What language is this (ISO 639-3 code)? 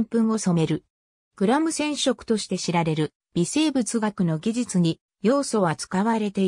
jpn